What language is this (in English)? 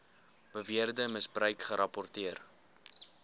Afrikaans